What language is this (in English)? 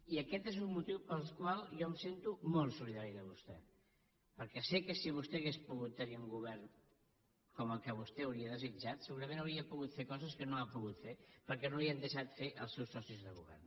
Catalan